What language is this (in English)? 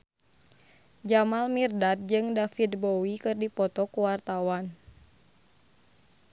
Sundanese